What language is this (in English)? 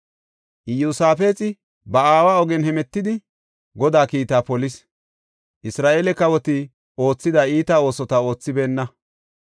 Gofa